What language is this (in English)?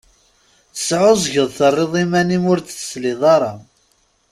Kabyle